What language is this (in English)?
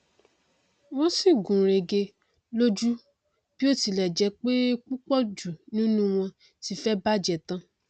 Yoruba